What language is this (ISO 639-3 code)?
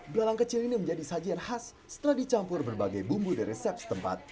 ind